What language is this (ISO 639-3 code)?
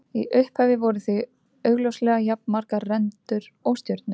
isl